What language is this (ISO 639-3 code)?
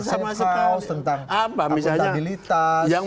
ind